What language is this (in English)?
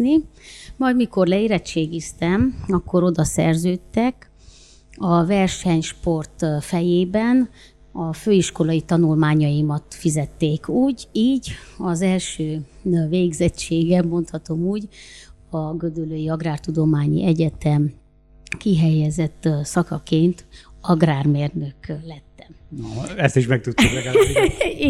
Hungarian